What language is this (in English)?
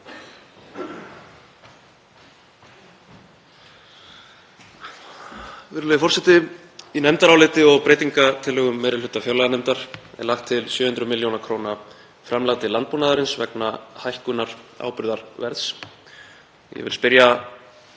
Icelandic